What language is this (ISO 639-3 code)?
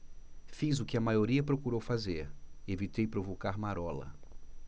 por